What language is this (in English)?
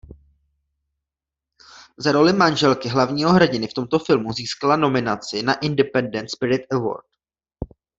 Czech